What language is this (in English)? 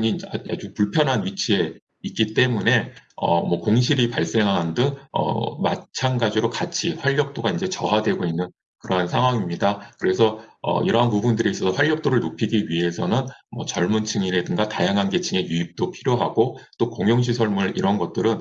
Korean